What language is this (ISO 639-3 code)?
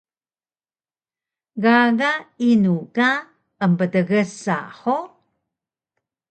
trv